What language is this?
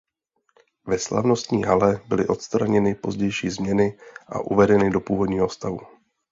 Czech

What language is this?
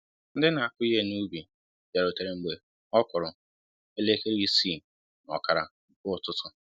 Igbo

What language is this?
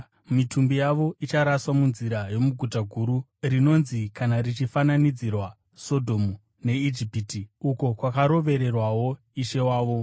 Shona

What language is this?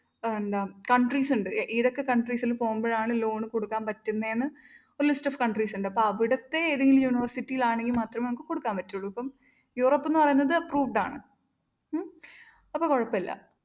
Malayalam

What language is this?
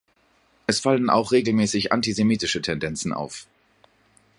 German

